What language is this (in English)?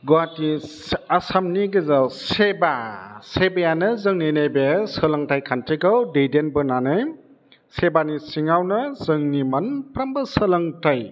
Bodo